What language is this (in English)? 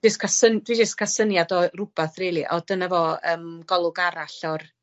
Welsh